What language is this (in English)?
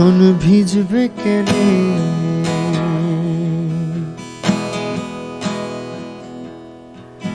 Bangla